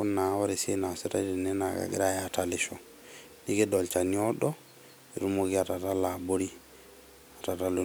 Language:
Masai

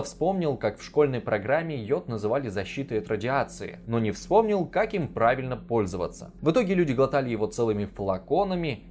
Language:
Russian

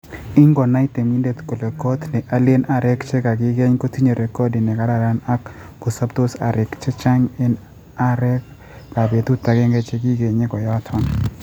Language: Kalenjin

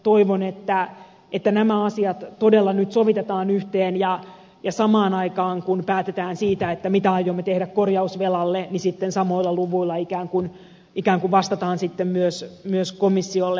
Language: Finnish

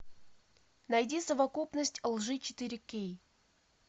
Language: Russian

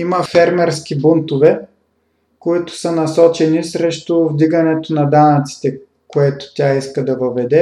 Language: Bulgarian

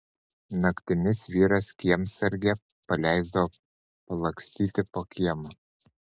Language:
Lithuanian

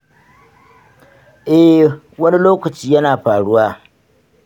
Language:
Hausa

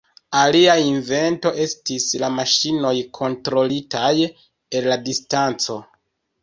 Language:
Esperanto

